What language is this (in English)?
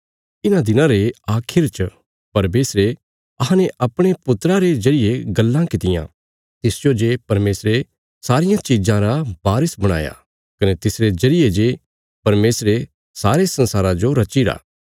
Bilaspuri